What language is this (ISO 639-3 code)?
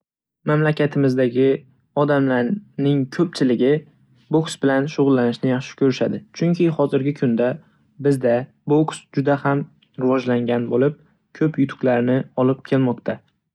uzb